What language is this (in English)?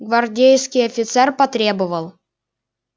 Russian